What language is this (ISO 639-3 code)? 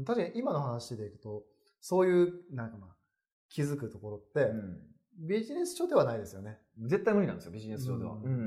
jpn